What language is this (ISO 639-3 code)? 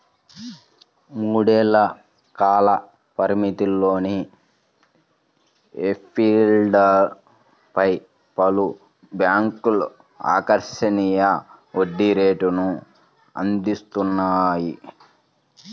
tel